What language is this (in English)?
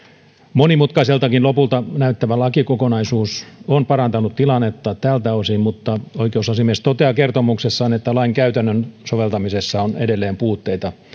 Finnish